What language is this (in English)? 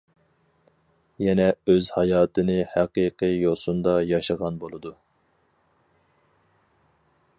Uyghur